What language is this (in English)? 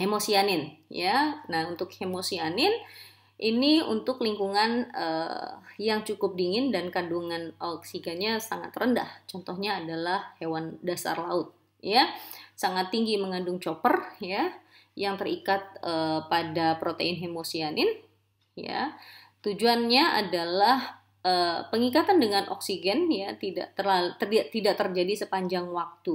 Indonesian